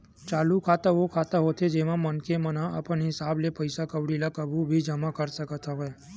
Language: Chhattisgarhi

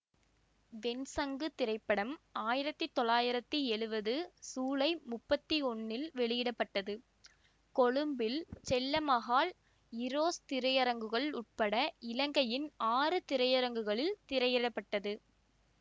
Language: Tamil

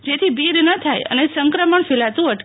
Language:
Gujarati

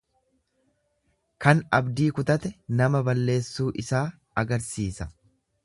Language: Oromo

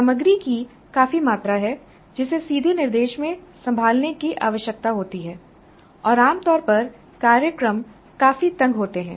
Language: Hindi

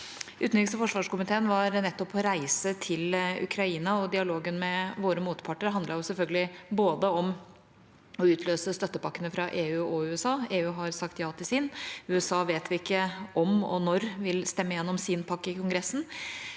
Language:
Norwegian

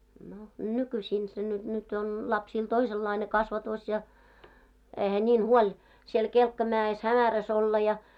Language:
Finnish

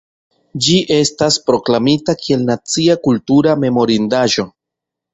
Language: Esperanto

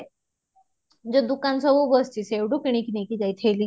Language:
Odia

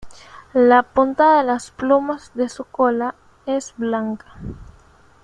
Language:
Spanish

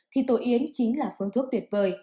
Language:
Vietnamese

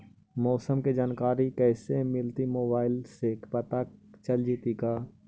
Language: Magahi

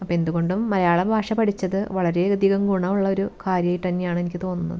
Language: Malayalam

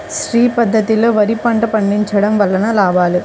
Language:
Telugu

